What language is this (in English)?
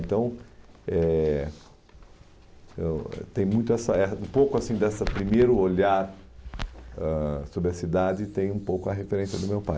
Portuguese